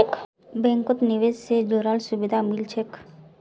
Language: Magahi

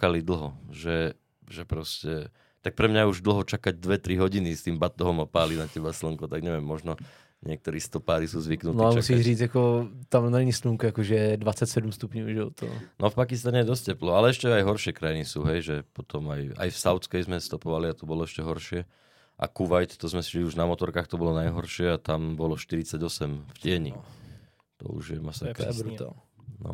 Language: Czech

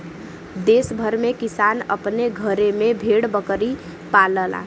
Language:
Bhojpuri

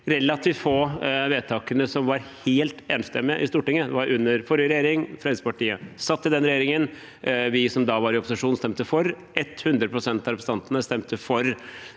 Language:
Norwegian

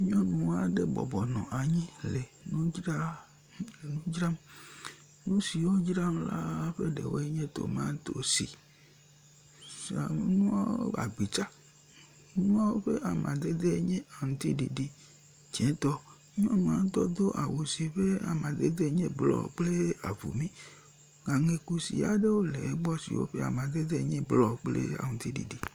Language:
Ewe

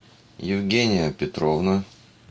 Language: Russian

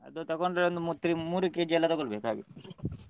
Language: Kannada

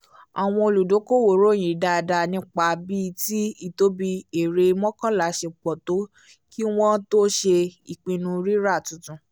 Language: Yoruba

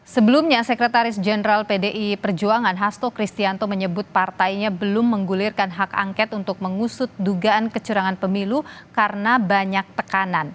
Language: Indonesian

